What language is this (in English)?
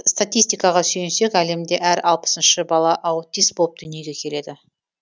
Kazakh